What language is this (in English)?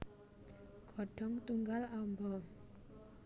Javanese